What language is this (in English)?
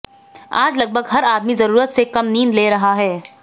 Hindi